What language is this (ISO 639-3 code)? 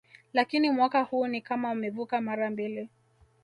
swa